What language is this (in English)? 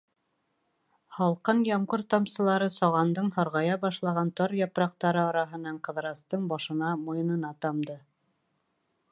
Bashkir